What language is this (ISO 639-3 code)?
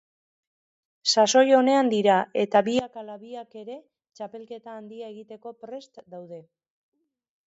eus